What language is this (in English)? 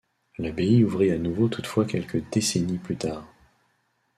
French